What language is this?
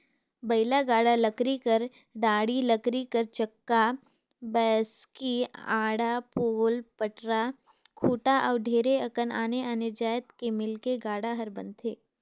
Chhattisgarhi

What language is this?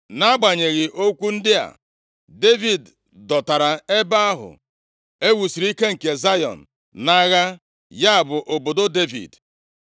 Igbo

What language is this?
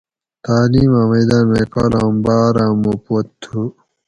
Gawri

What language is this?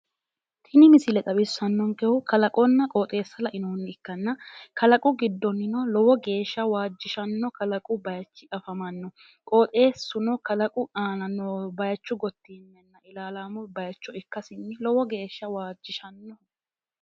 Sidamo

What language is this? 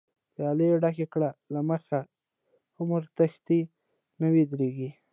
Pashto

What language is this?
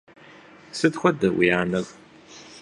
Kabardian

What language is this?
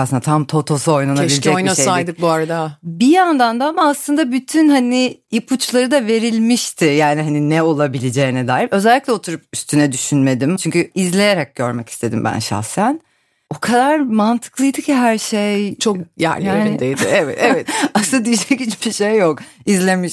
Turkish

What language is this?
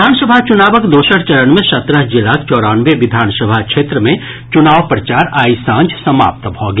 Maithili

